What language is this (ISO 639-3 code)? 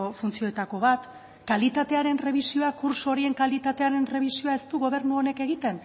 eus